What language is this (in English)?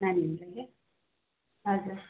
Nepali